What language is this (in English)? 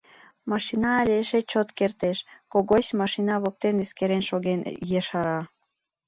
Mari